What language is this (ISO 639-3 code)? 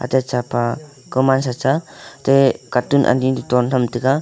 nnp